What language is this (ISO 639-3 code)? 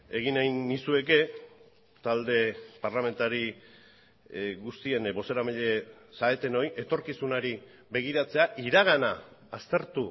eus